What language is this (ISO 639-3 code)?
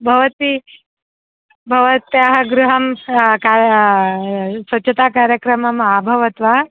san